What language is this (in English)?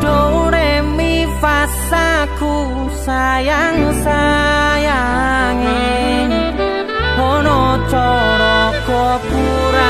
Indonesian